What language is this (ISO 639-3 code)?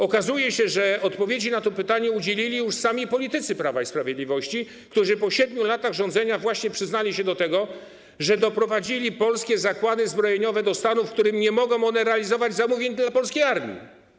pol